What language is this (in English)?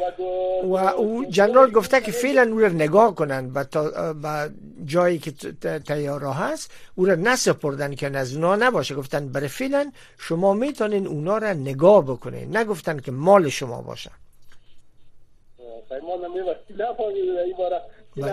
Persian